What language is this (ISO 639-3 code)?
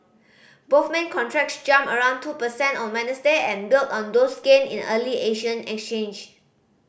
eng